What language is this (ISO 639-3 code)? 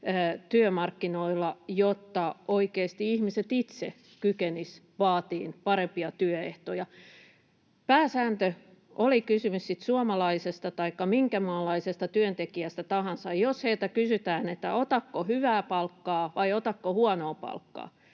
fin